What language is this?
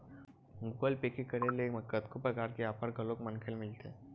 Chhattisgarhi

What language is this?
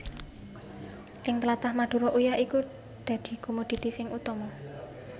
Javanese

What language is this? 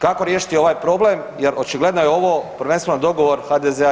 Croatian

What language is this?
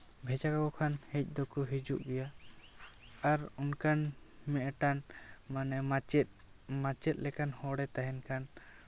Santali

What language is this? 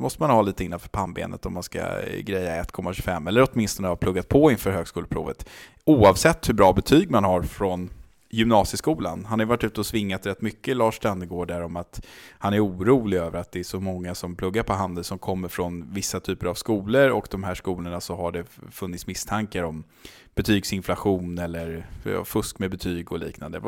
Swedish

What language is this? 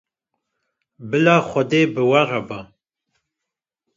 Kurdish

